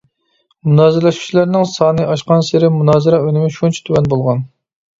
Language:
Uyghur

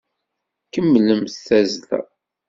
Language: Kabyle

